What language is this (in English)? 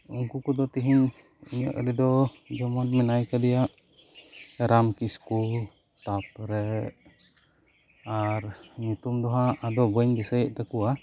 Santali